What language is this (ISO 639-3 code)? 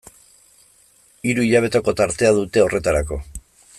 eus